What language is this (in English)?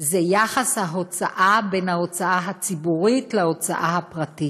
Hebrew